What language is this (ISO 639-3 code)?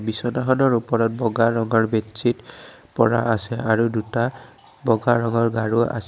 asm